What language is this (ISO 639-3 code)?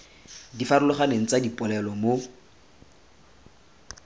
tsn